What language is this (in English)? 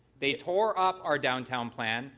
English